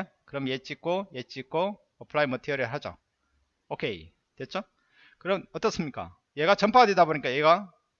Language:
Korean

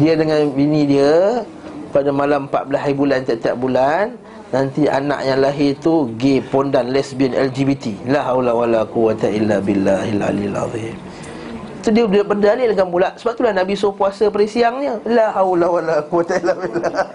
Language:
Malay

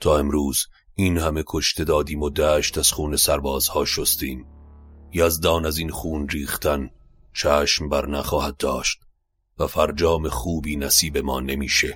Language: Persian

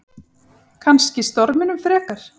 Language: Icelandic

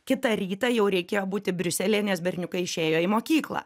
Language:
Lithuanian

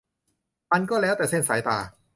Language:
Thai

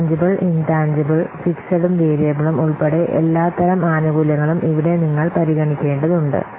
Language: Malayalam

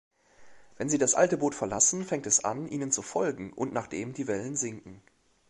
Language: German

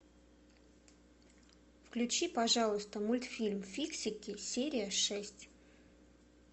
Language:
Russian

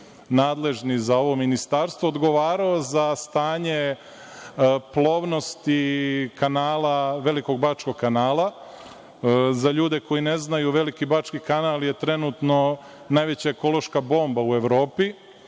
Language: Serbian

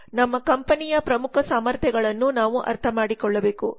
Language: Kannada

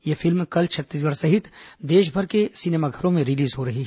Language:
Hindi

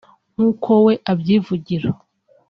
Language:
Kinyarwanda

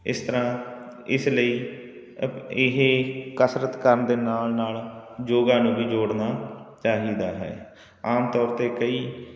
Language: Punjabi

